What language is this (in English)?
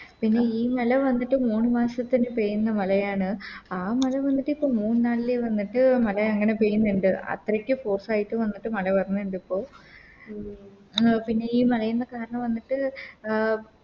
Malayalam